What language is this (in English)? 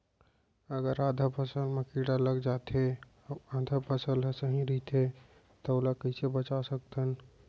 Chhattisgarhi